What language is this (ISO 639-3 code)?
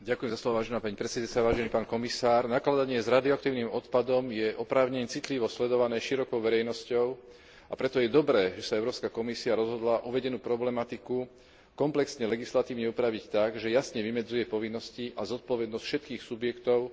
slk